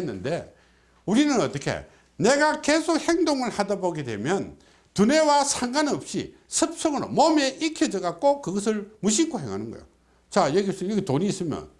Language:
Korean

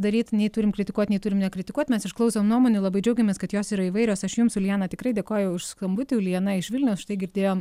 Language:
Lithuanian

